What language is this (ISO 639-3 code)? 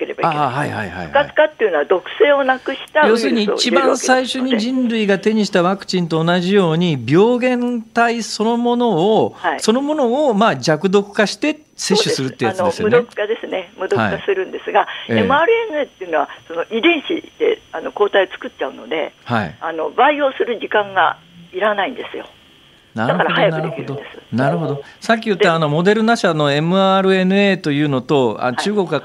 jpn